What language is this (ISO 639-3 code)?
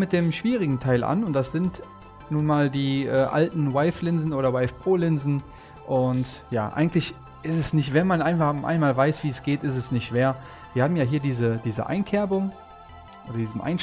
deu